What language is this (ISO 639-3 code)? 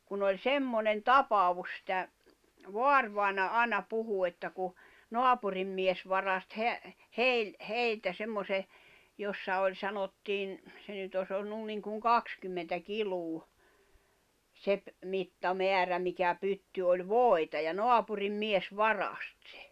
fin